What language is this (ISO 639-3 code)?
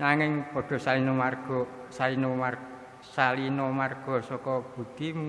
jav